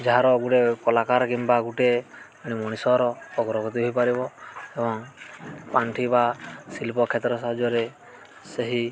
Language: Odia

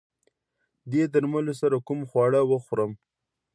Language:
Pashto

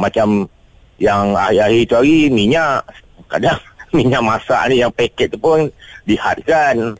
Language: Malay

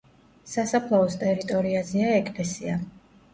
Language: Georgian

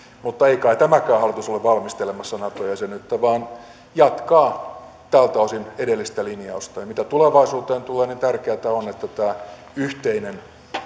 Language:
Finnish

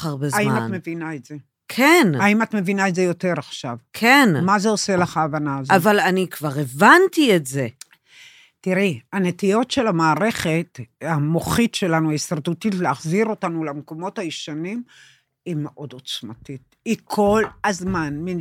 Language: Hebrew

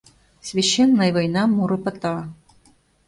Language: Mari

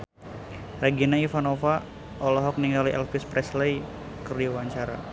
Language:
Sundanese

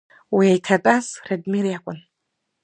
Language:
Abkhazian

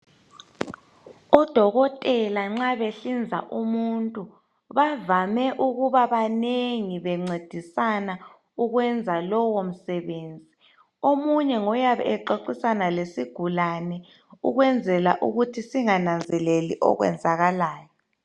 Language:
North Ndebele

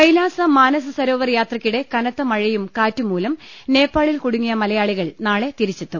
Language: Malayalam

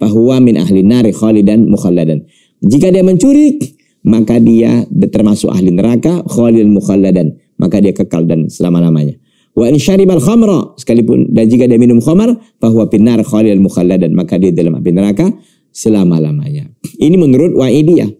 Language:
Indonesian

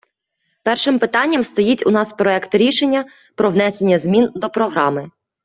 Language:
Ukrainian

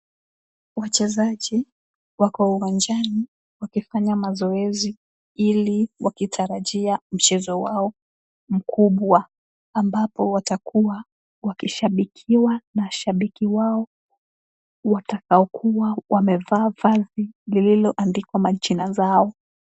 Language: Swahili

